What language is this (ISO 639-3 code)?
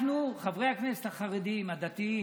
heb